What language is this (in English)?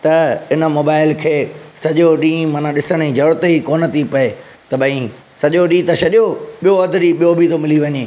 Sindhi